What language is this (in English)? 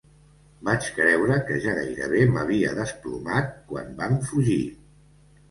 Catalan